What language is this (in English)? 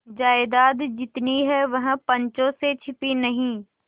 Hindi